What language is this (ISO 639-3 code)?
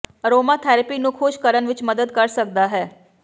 pan